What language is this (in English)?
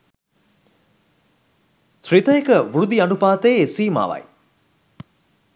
Sinhala